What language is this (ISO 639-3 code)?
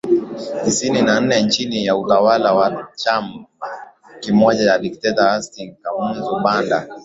swa